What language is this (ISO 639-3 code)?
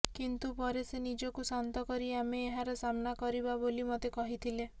ori